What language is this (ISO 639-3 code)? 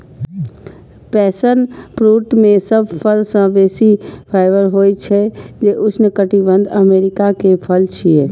mai